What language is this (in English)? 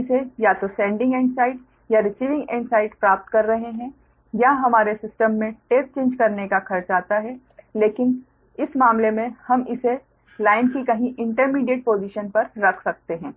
Hindi